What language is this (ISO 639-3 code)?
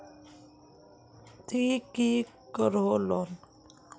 mag